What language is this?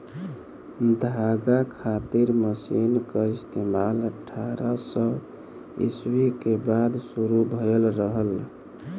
Bhojpuri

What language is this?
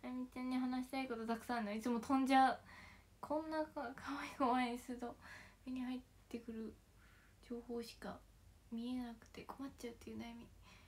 Japanese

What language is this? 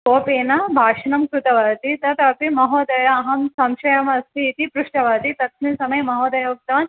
Sanskrit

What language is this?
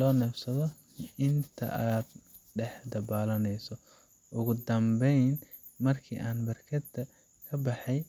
Somali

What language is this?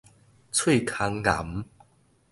Min Nan Chinese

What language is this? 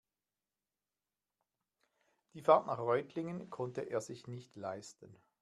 German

